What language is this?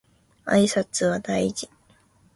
Japanese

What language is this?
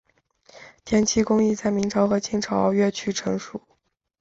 Chinese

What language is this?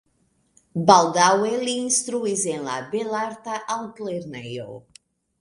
Esperanto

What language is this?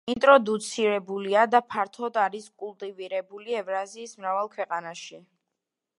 Georgian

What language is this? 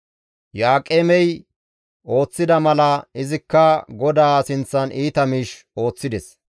Gamo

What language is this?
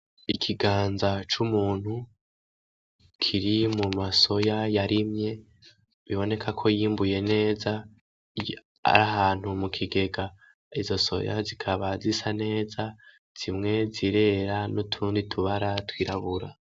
Rundi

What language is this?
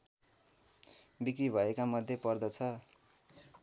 Nepali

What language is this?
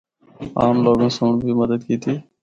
Northern Hindko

